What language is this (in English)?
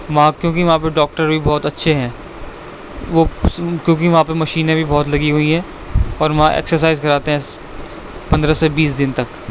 Urdu